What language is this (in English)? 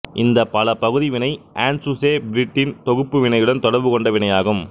Tamil